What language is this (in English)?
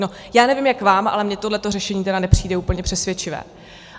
Czech